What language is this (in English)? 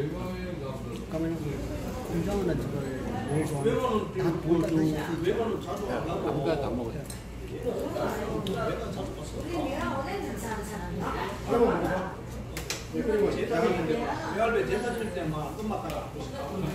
Korean